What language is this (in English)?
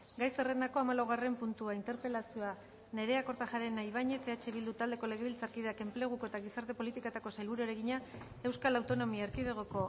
Basque